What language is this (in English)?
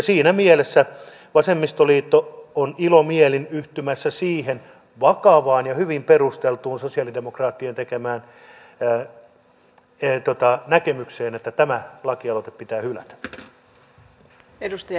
Finnish